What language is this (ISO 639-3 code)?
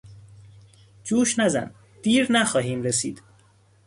fas